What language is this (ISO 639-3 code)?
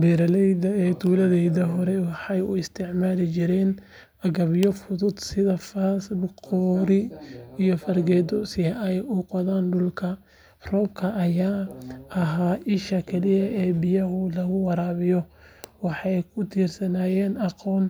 som